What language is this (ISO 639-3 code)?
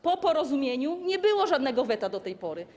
pol